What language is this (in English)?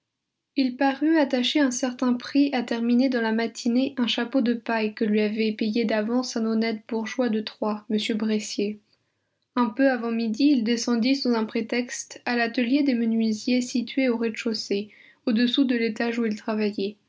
French